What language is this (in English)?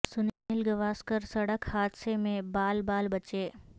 Urdu